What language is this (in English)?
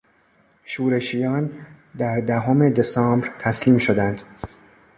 Persian